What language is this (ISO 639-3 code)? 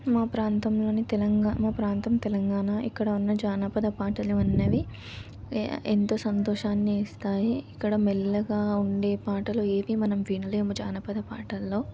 tel